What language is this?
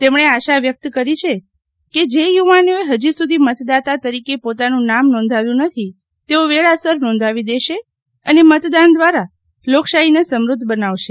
Gujarati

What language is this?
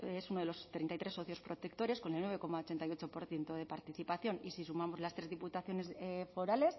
Spanish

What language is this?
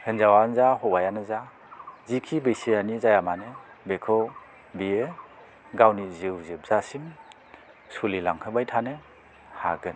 Bodo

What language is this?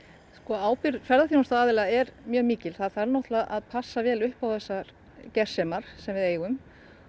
Icelandic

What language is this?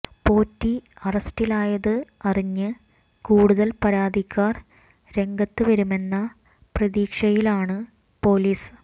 Malayalam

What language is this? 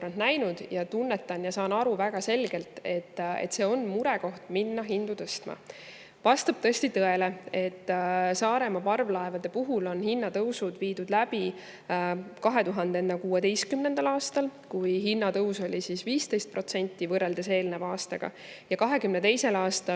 Estonian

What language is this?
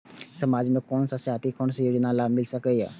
Maithili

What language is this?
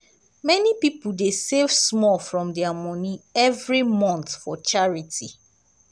Nigerian Pidgin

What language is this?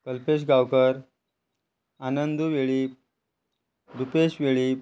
Konkani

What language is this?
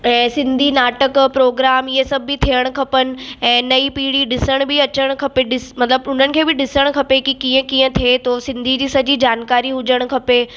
Sindhi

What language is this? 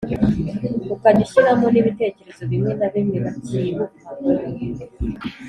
Kinyarwanda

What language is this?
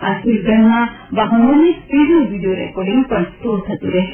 Gujarati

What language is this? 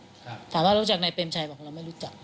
Thai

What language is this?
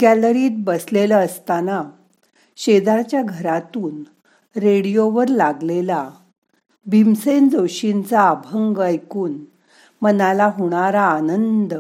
Marathi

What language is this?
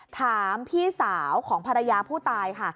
Thai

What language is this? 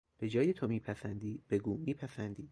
Persian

